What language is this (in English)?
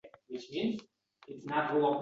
Uzbek